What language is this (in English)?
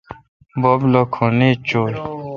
Kalkoti